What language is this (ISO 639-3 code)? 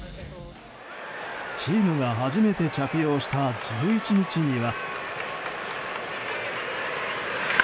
jpn